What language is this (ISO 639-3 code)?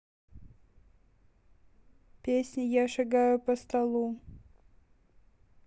rus